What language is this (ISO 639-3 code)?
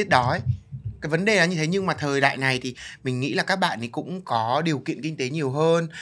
vie